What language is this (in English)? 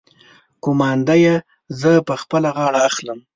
Pashto